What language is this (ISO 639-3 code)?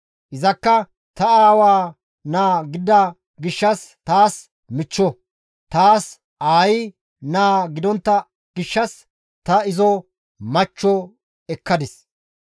gmv